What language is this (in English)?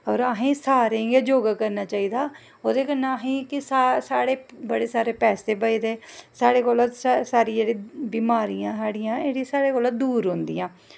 Dogri